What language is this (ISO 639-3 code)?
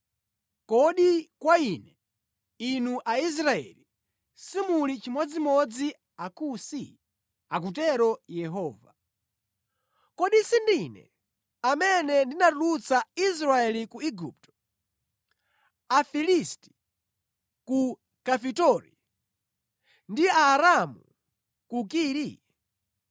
nya